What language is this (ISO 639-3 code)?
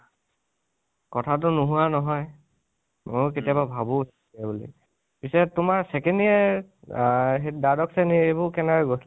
asm